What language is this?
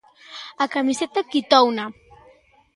Galician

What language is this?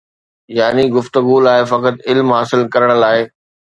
Sindhi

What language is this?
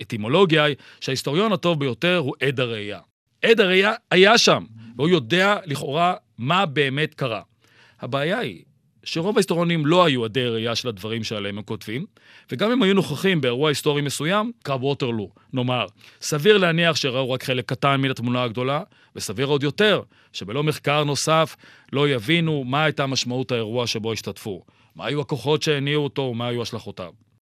Hebrew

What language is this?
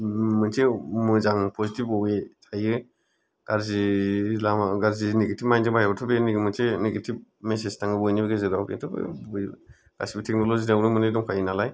Bodo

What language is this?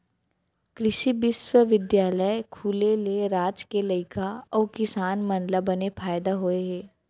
Chhattisgarhi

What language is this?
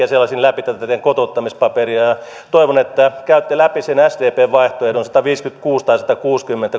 Finnish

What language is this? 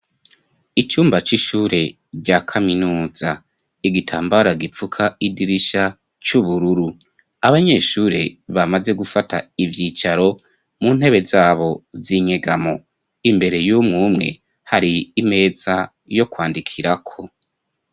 Rundi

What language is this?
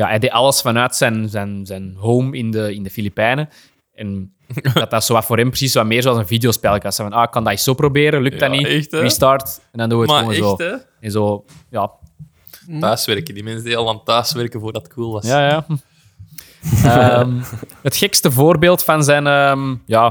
Dutch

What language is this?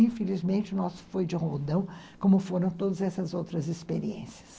Portuguese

